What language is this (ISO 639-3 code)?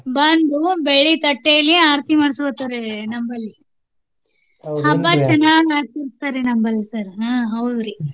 kan